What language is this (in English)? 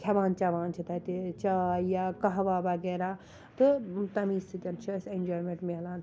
Kashmiri